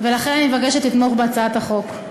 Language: Hebrew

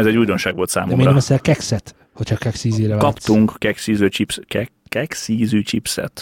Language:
Hungarian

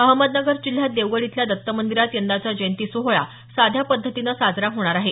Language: Marathi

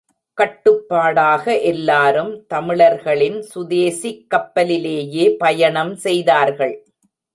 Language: Tamil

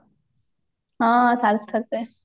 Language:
Odia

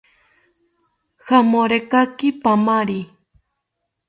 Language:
South Ucayali Ashéninka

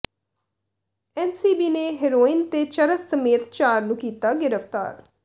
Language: Punjabi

